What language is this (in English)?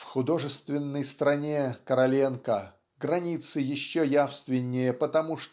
Russian